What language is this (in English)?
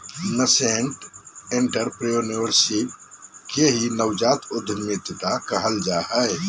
Magahi